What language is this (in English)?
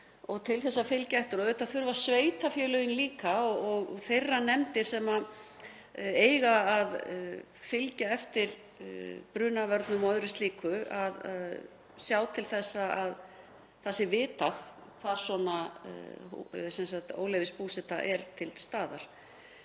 Icelandic